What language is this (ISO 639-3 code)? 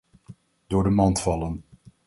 nld